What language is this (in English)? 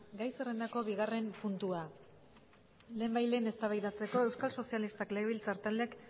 Basque